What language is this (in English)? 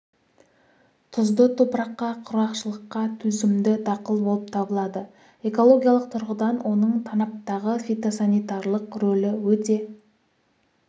Kazakh